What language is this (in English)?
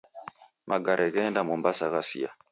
Taita